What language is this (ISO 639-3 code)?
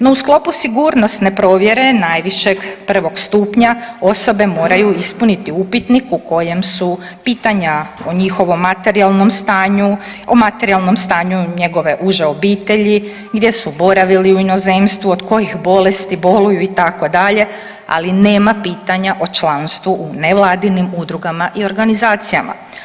hrv